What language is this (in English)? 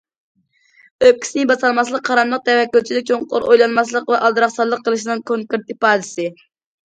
Uyghur